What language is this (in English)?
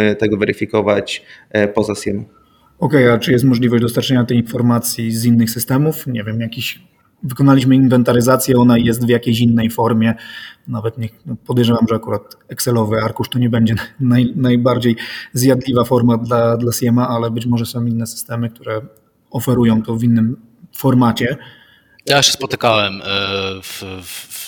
Polish